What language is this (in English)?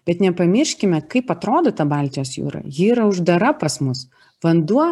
Lithuanian